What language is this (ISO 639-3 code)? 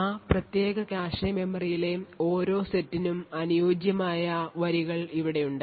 mal